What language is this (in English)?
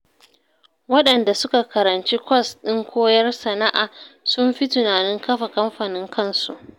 Hausa